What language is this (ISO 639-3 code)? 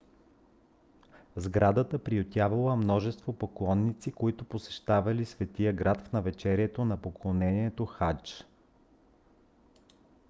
bul